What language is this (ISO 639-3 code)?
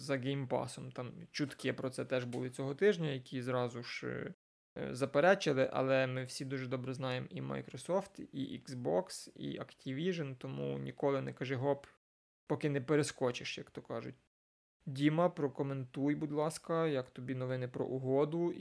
ukr